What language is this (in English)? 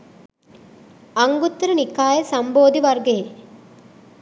Sinhala